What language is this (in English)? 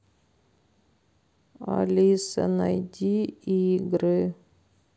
Russian